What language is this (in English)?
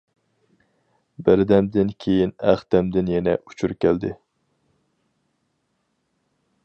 Uyghur